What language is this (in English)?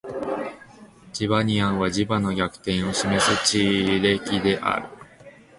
Japanese